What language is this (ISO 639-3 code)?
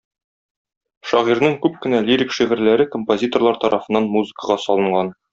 tat